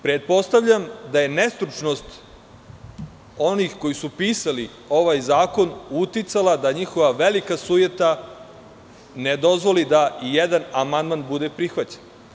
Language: Serbian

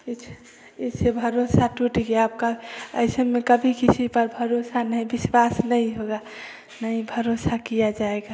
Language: Hindi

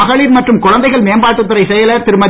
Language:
Tamil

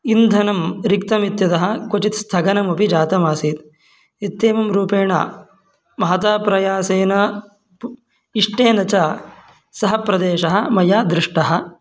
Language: Sanskrit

